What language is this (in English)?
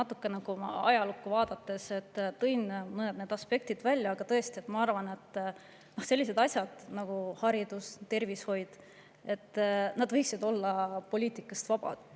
Estonian